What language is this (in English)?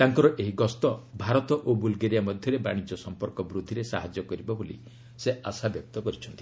Odia